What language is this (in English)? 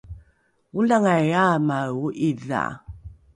Rukai